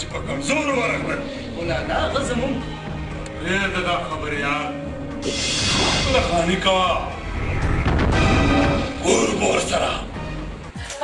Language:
Arabic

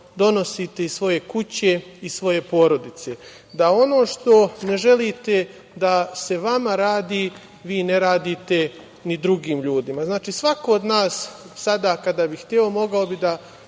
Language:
Serbian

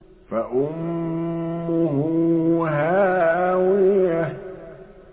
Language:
Arabic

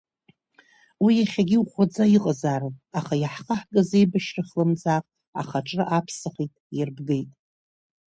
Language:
Abkhazian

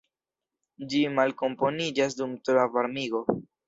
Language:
Esperanto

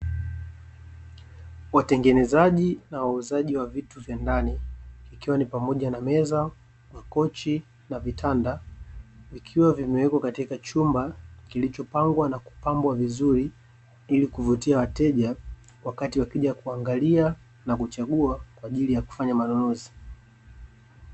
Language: Swahili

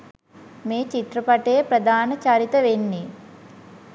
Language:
Sinhala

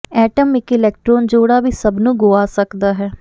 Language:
Punjabi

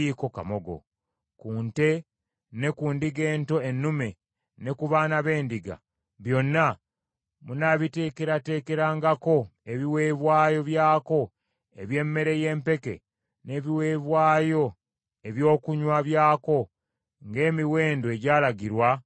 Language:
Ganda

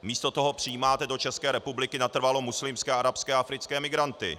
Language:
Czech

